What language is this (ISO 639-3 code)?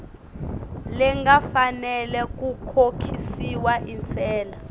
ssw